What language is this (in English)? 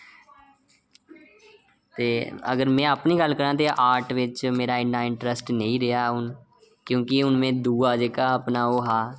Dogri